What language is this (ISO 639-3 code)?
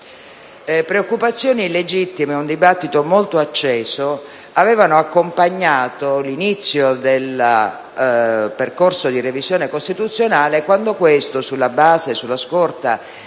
ita